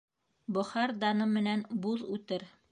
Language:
Bashkir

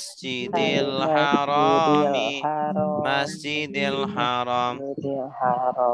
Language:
Indonesian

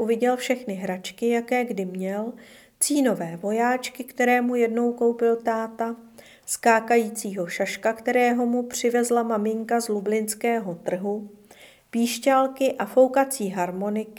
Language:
Czech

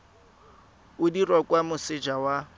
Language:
Tswana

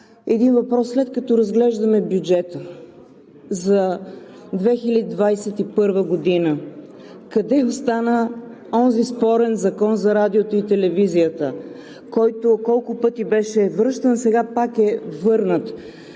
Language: Bulgarian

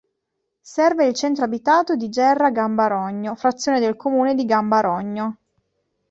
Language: Italian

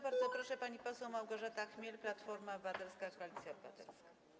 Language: Polish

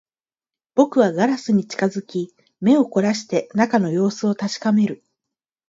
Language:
Japanese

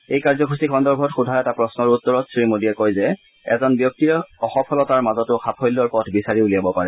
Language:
Assamese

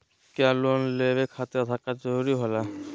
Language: Magahi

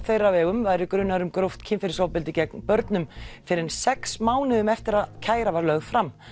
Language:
Icelandic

